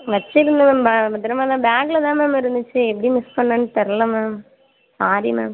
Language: Tamil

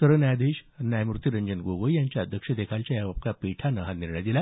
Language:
Marathi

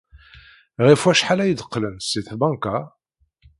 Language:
Kabyle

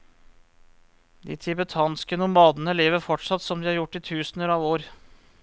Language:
Norwegian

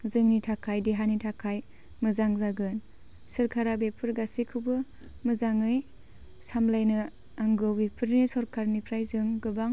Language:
Bodo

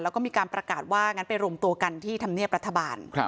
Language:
Thai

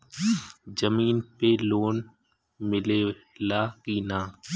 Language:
Bhojpuri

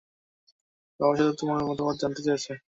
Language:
Bangla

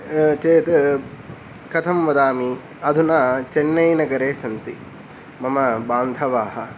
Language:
Sanskrit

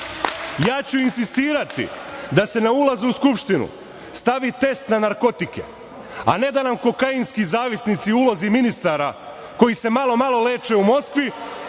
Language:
Serbian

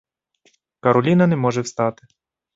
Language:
Ukrainian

